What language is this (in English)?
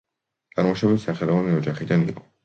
Georgian